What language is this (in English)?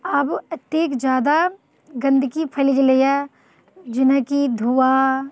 Maithili